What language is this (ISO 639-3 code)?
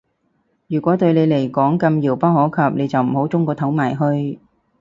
yue